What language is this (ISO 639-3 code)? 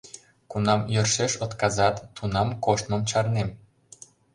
chm